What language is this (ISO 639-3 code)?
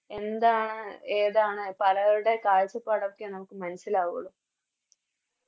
mal